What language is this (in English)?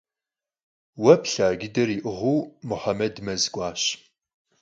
Kabardian